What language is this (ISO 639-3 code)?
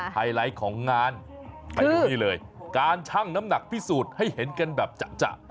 tha